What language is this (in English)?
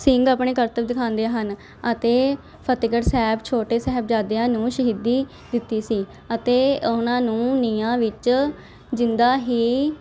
Punjabi